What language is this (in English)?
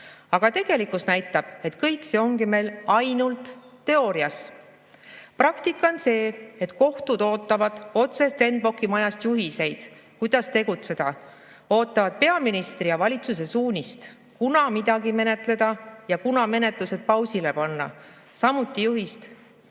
Estonian